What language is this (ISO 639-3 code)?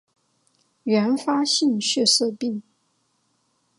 zho